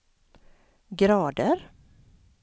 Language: Swedish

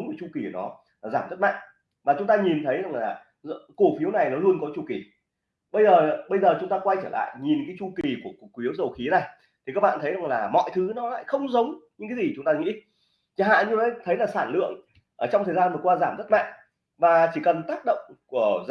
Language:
Vietnamese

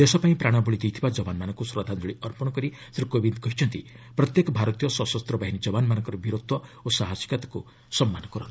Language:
Odia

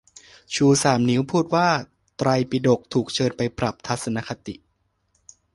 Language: Thai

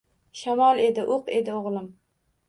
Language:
Uzbek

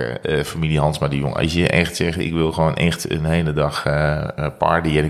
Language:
Dutch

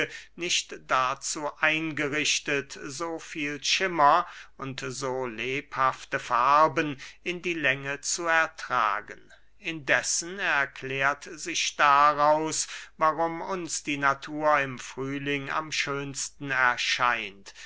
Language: German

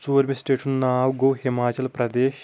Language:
Kashmiri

